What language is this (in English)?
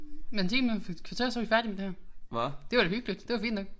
Danish